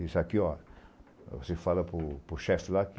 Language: Portuguese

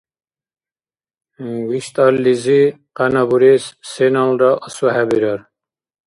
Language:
Dargwa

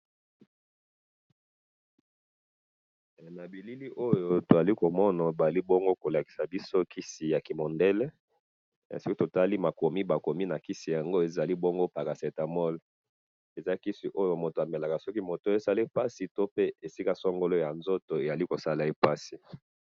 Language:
Lingala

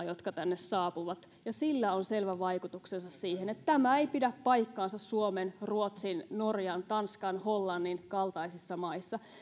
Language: Finnish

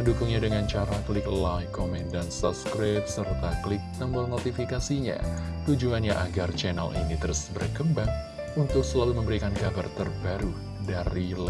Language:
Indonesian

